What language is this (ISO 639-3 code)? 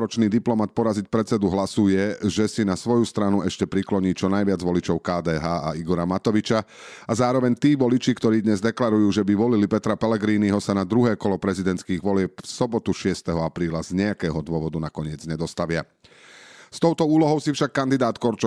slk